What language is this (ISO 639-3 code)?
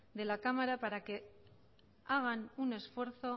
spa